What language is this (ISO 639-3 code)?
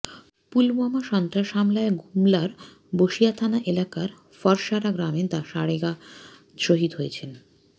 ben